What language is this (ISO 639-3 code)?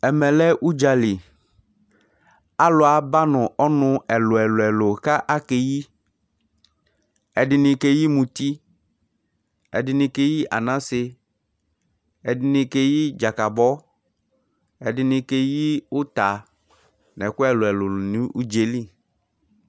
kpo